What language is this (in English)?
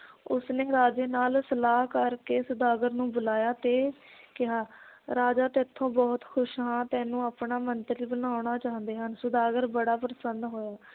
Punjabi